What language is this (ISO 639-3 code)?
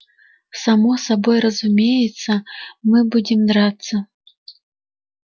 rus